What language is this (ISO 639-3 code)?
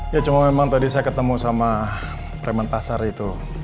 ind